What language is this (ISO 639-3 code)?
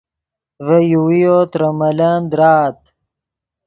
ydg